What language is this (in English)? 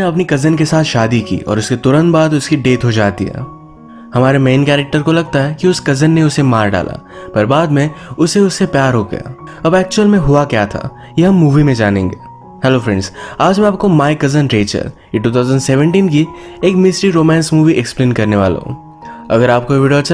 Hindi